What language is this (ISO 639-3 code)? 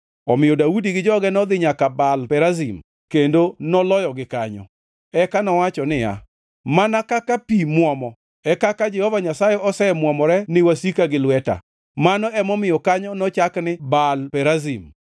luo